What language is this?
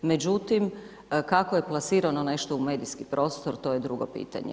Croatian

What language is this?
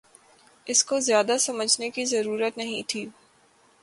Urdu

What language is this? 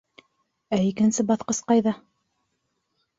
Bashkir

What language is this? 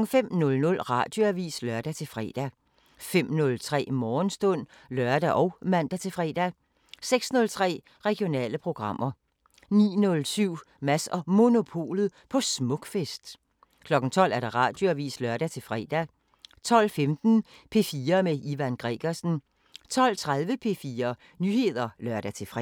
Danish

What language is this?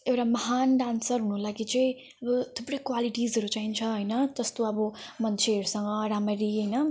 Nepali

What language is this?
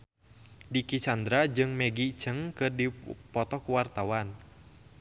Sundanese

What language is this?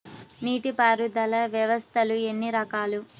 Telugu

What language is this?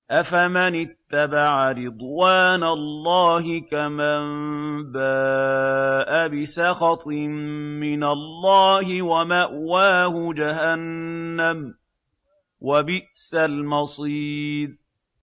Arabic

